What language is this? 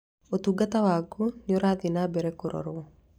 Kikuyu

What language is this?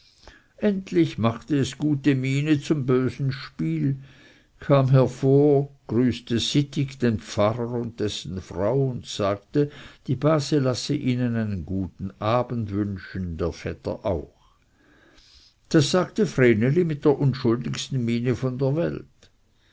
German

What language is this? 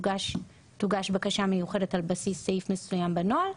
Hebrew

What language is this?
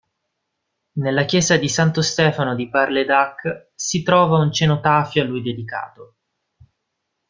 Italian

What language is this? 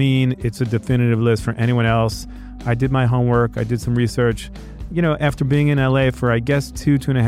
English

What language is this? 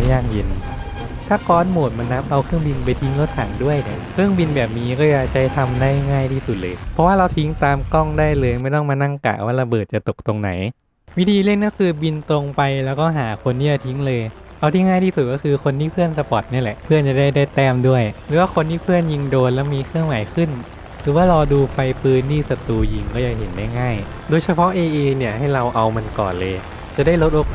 Thai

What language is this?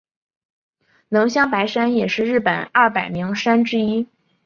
Chinese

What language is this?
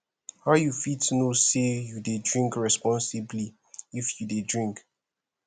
Nigerian Pidgin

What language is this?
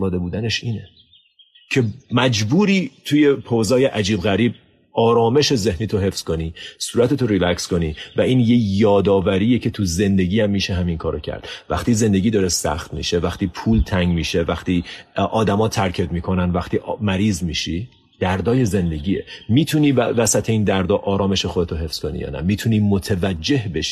Persian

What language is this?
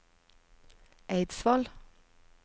Norwegian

